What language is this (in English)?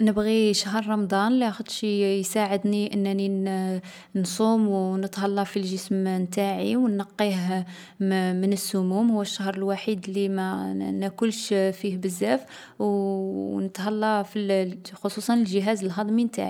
Algerian Arabic